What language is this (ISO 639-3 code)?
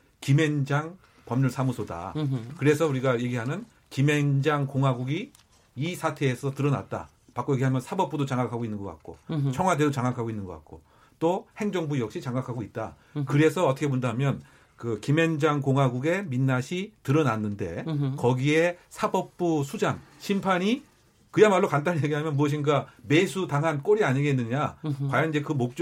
kor